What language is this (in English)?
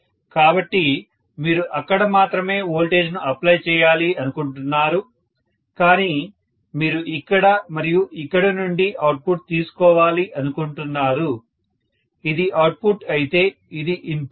Telugu